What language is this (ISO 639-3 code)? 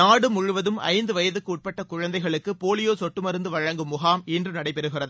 tam